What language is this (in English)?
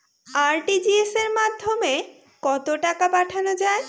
Bangla